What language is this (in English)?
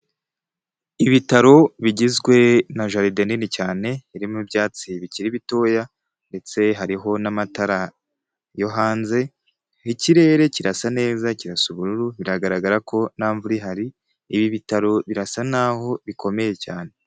Kinyarwanda